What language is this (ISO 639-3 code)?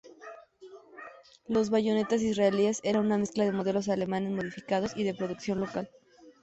spa